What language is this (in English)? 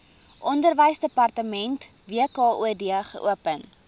Afrikaans